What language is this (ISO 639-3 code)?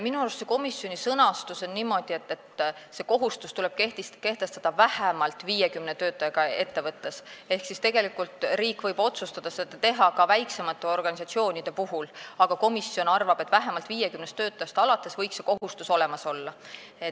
est